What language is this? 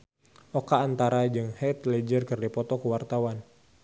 Sundanese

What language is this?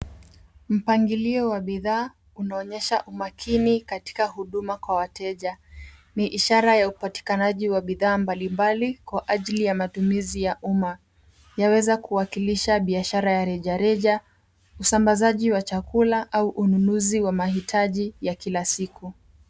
Swahili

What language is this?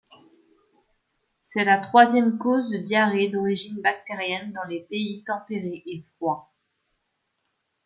French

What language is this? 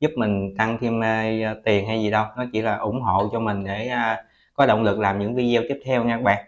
Vietnamese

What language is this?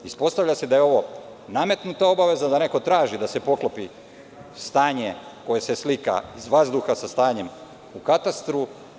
Serbian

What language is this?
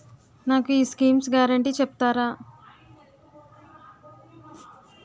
Telugu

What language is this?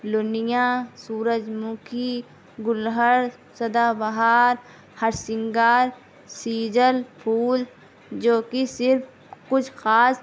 Urdu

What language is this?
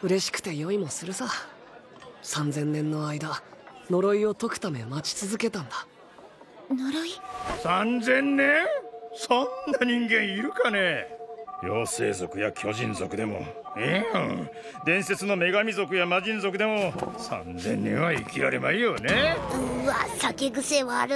Japanese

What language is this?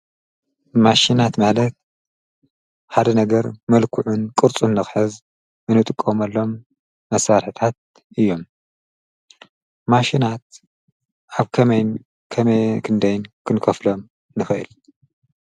Tigrinya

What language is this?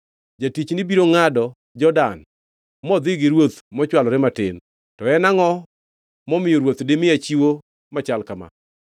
Luo (Kenya and Tanzania)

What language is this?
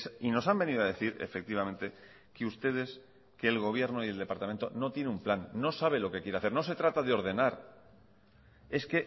Spanish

